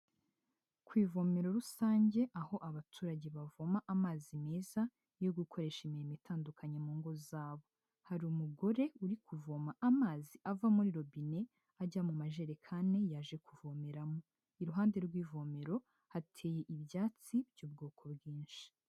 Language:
Kinyarwanda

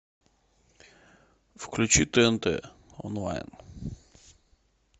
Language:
Russian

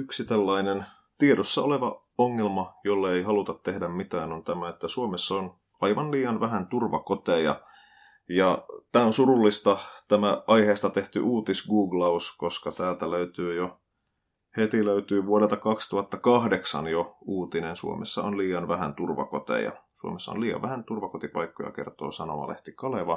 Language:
Finnish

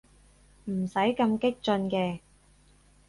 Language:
Cantonese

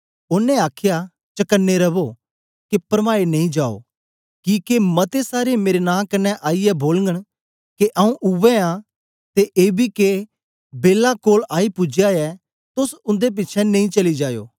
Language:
Dogri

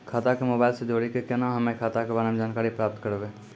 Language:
Maithili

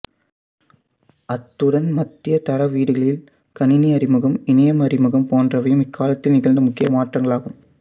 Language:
Tamil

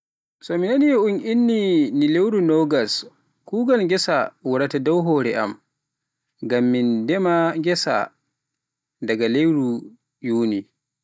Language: Pular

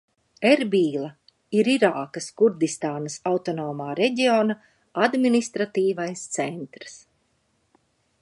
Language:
Latvian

